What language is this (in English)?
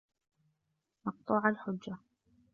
Arabic